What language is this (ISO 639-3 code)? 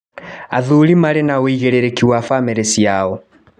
kik